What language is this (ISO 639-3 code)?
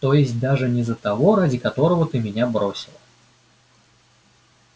rus